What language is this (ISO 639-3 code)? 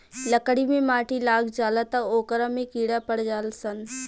bho